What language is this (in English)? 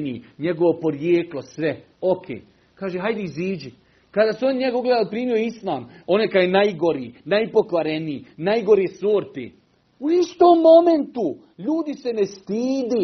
Croatian